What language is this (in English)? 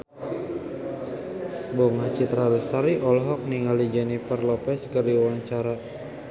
Sundanese